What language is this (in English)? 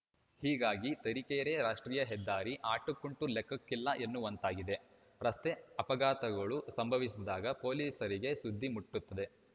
Kannada